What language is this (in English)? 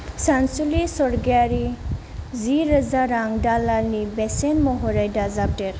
Bodo